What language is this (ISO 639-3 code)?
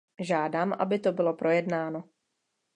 ces